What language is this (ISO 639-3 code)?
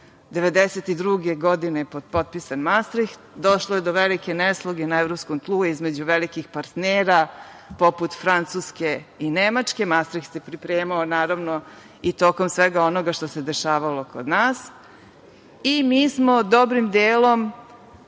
srp